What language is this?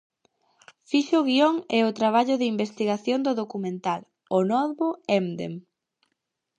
Galician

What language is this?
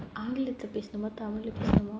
English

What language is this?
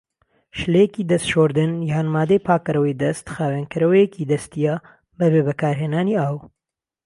Central Kurdish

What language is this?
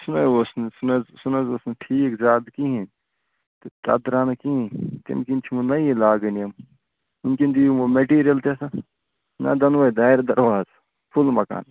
Kashmiri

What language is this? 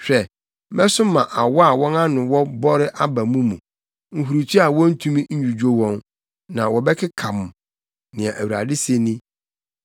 Akan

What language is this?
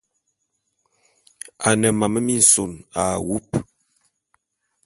Bulu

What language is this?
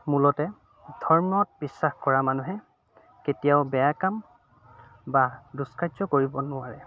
Assamese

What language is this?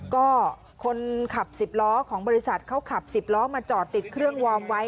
Thai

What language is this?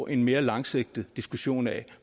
Danish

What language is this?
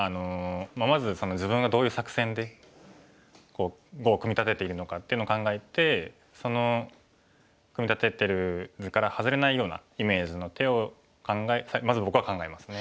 Japanese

